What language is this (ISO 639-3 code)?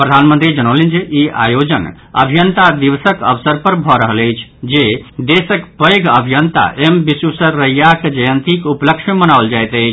mai